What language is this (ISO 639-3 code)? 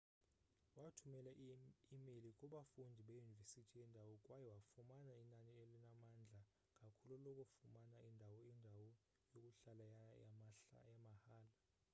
xho